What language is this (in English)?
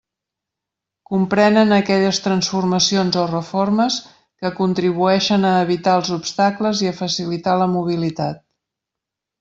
Catalan